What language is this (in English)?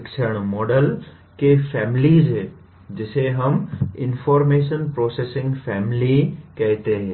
Hindi